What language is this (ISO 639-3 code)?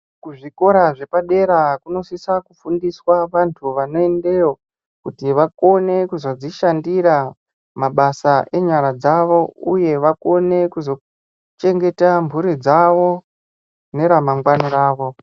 ndc